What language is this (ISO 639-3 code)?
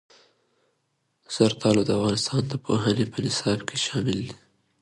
pus